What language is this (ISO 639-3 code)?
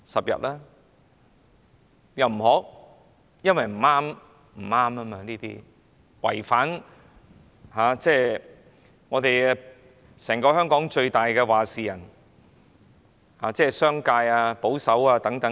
yue